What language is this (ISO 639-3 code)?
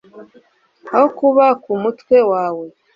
kin